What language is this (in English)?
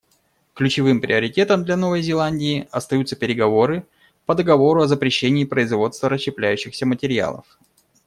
Russian